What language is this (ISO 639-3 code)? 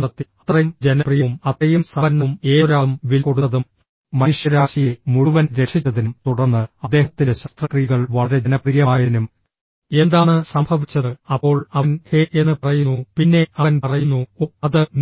mal